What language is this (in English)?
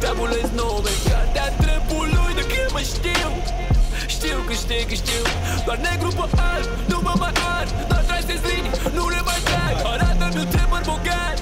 Romanian